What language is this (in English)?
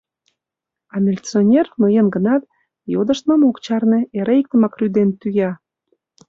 Mari